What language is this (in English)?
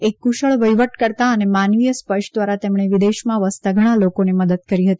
Gujarati